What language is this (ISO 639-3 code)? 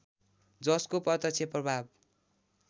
nep